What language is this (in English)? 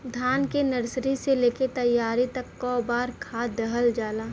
Bhojpuri